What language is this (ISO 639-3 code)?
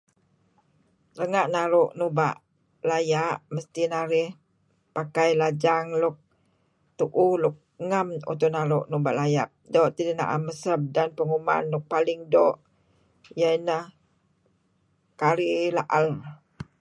kzi